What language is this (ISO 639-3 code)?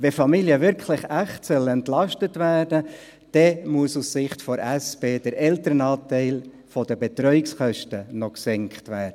gsw